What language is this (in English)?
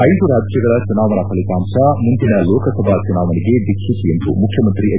Kannada